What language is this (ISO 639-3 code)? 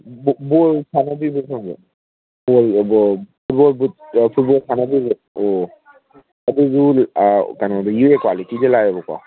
mni